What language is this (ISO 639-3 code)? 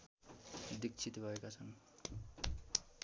nep